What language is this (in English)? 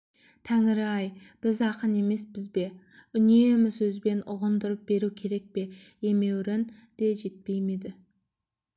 Kazakh